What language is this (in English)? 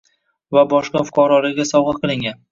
Uzbek